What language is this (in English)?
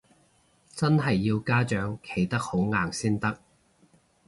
Cantonese